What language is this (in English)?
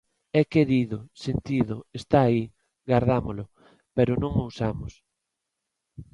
Galician